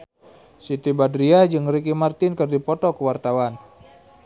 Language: Sundanese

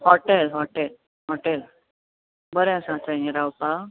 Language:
Konkani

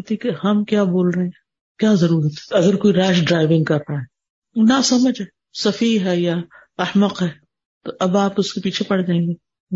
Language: Urdu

